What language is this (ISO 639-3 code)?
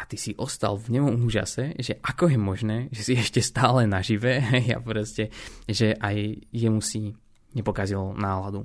slk